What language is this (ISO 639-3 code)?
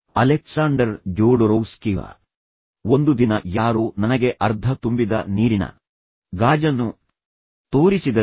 kan